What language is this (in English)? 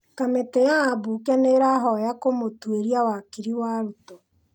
Kikuyu